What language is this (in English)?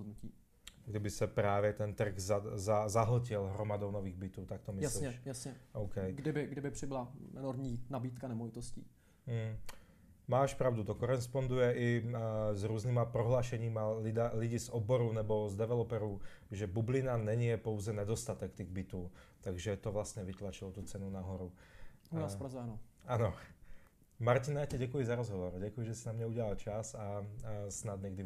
Czech